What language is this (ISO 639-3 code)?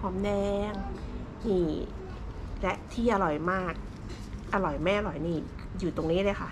tha